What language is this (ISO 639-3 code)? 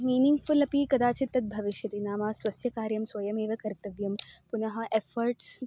san